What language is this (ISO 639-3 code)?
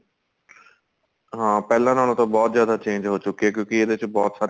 pan